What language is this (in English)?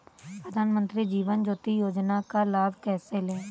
Hindi